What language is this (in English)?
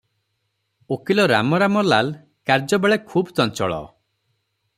Odia